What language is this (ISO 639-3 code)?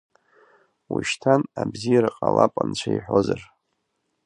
abk